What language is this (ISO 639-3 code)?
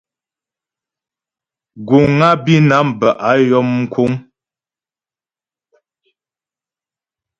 bbj